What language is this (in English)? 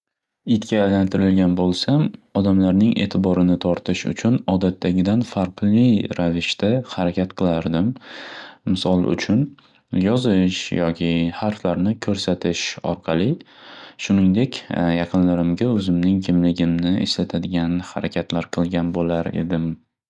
Uzbek